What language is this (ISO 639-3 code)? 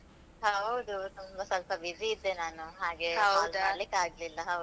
kan